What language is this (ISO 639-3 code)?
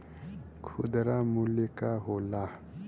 bho